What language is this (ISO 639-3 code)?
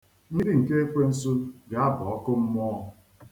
ibo